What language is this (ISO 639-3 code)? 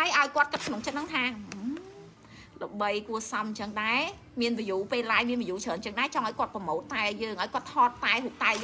vie